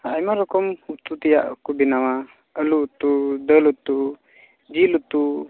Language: Santali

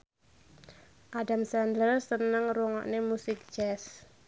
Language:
Javanese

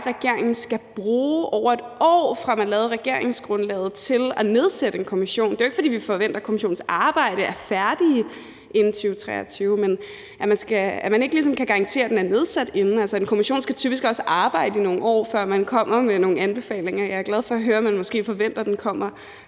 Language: Danish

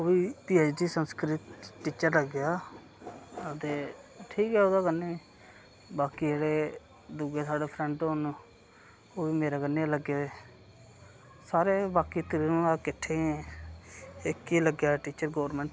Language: Dogri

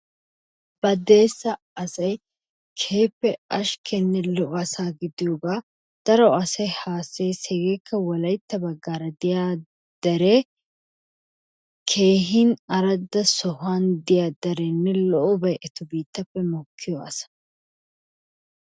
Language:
Wolaytta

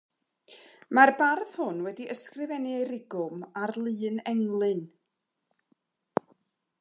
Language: Welsh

